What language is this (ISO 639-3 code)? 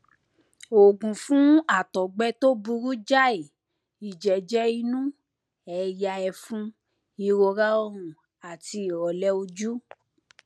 yor